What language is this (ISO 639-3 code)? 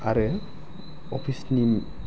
brx